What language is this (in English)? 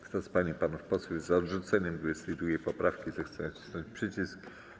Polish